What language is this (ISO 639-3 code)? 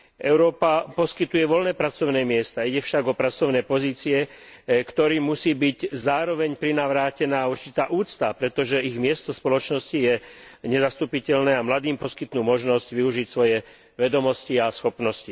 slk